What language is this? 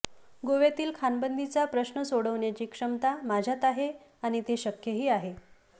Marathi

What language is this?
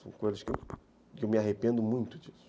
Portuguese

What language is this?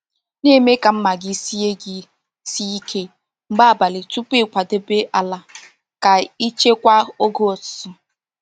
Igbo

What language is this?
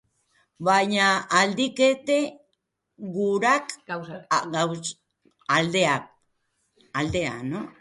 Basque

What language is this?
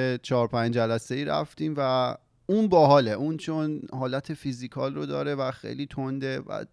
Persian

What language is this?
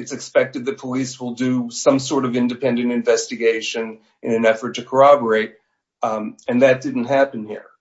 English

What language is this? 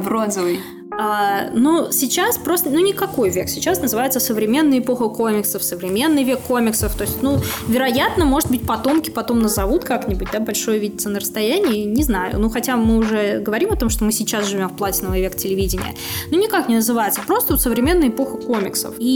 Russian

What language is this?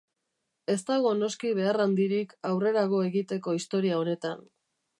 Basque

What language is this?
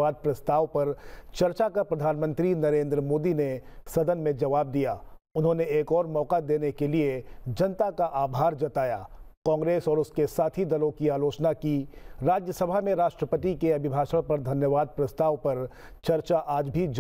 Hindi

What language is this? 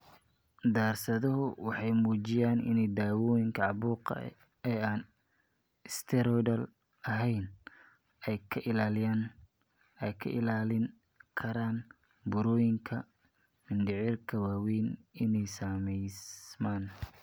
Somali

